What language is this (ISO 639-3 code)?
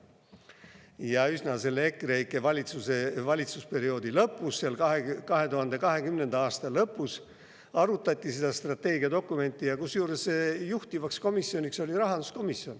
est